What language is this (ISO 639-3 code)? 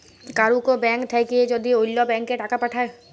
ben